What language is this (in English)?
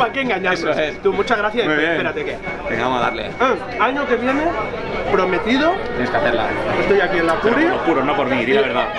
Spanish